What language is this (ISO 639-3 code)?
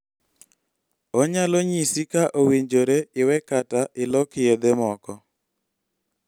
luo